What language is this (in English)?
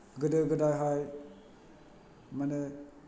Bodo